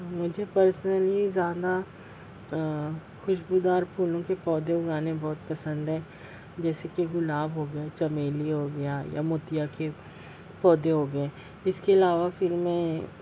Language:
Urdu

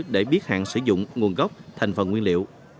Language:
Vietnamese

